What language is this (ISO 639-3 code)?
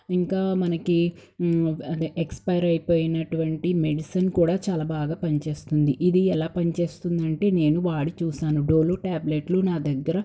tel